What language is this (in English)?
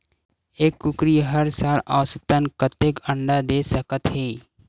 Chhattisgarhi